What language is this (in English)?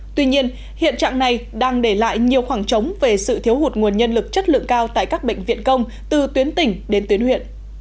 Vietnamese